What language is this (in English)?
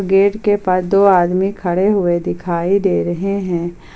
Hindi